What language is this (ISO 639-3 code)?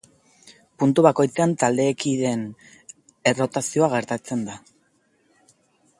eus